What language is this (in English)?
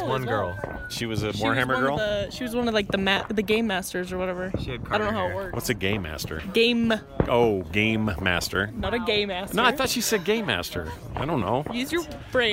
English